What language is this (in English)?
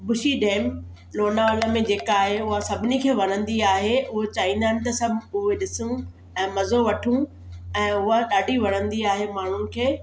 Sindhi